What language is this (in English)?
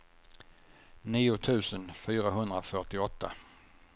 Swedish